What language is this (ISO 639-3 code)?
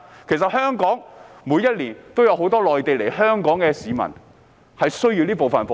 yue